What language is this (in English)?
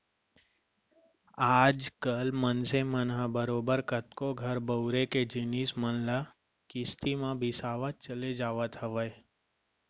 Chhattisgarhi